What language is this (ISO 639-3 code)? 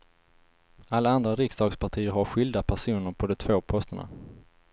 swe